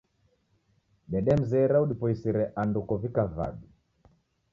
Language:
Taita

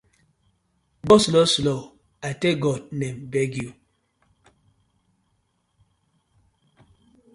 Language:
Nigerian Pidgin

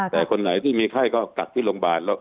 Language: Thai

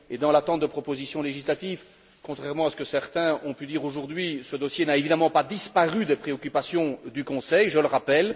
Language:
French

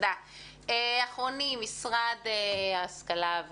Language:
Hebrew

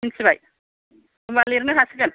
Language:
Bodo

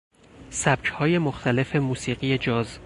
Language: Persian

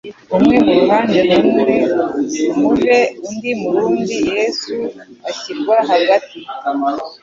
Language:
Kinyarwanda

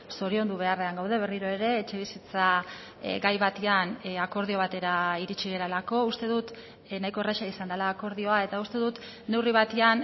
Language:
Basque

